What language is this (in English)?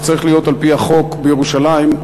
Hebrew